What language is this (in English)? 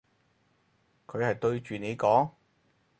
Cantonese